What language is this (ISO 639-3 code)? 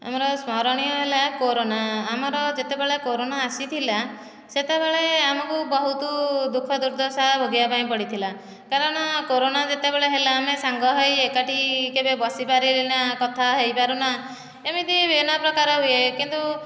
ori